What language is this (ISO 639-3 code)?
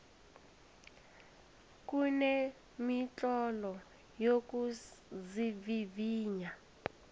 nbl